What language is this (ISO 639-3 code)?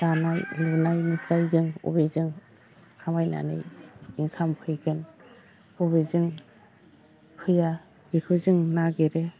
brx